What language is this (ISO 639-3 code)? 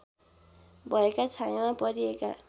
nep